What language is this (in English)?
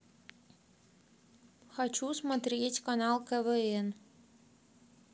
Russian